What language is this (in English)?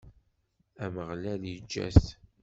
Kabyle